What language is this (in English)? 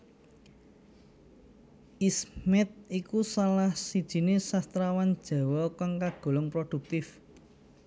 Javanese